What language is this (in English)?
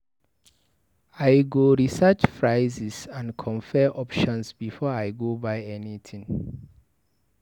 Nigerian Pidgin